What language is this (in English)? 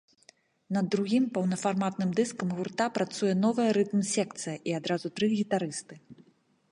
Belarusian